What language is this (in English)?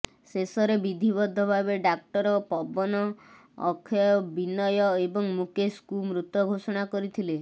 Odia